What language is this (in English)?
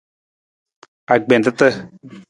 Nawdm